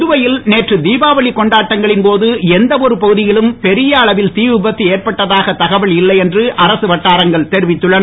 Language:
Tamil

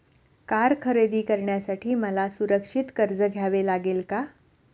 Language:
Marathi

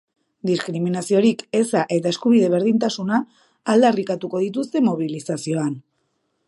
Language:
Basque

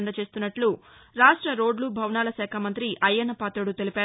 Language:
Telugu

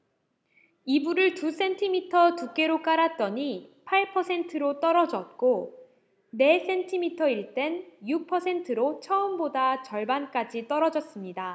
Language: Korean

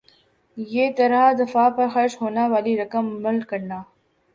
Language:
Urdu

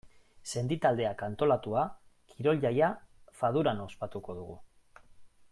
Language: Basque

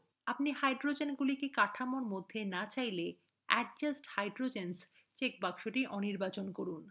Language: Bangla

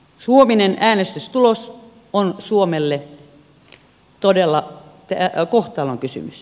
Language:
Finnish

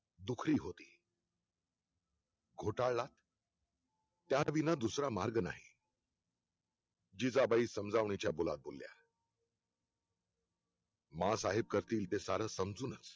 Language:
Marathi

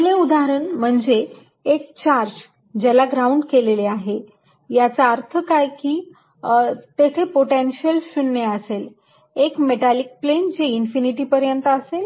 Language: Marathi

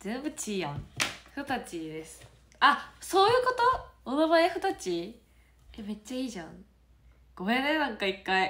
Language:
Japanese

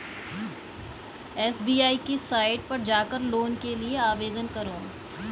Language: Hindi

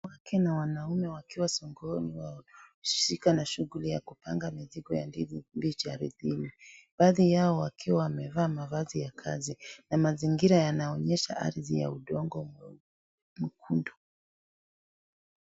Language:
Swahili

